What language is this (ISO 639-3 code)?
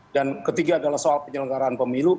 ind